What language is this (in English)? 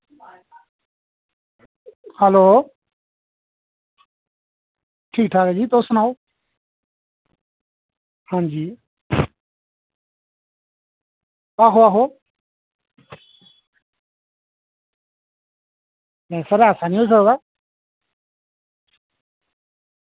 Dogri